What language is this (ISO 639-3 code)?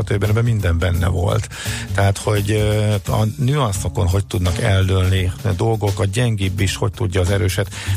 hun